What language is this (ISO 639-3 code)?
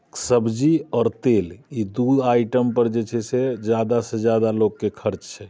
mai